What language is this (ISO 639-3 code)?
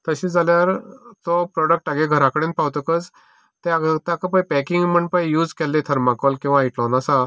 kok